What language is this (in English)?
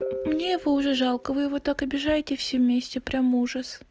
Russian